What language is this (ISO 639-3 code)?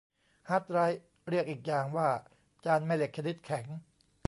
tha